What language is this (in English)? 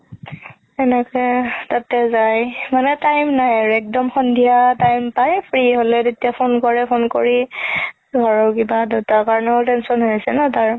Assamese